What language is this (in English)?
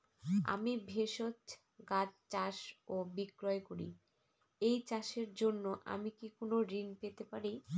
Bangla